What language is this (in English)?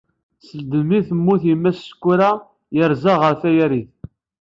Kabyle